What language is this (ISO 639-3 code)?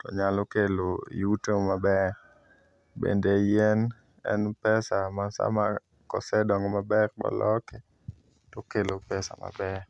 luo